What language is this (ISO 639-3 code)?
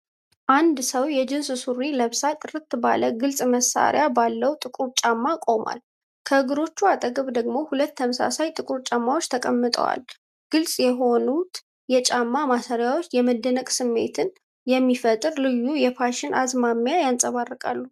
amh